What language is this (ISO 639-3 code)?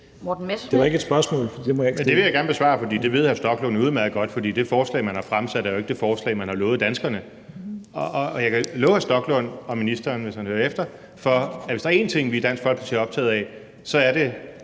dan